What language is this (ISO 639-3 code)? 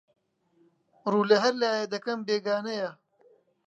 ckb